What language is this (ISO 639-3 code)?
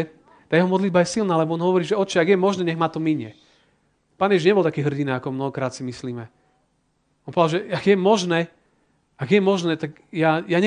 slk